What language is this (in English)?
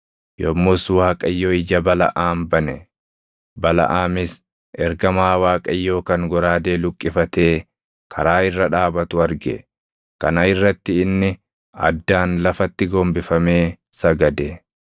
Oromo